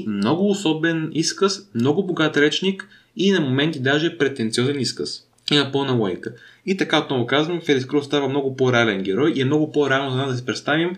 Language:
Bulgarian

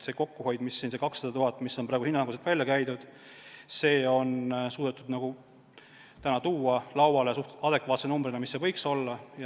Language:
Estonian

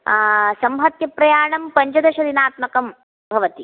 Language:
Sanskrit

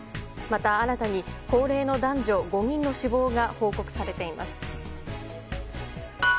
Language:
Japanese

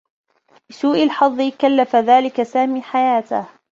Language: Arabic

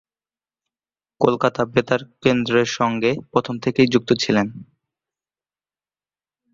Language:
Bangla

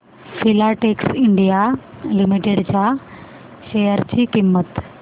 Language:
Marathi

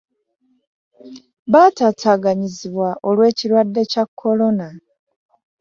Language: Ganda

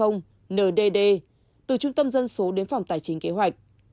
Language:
Vietnamese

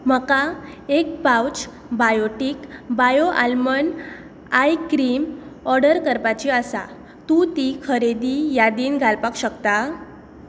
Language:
Konkani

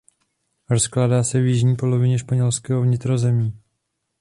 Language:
Czech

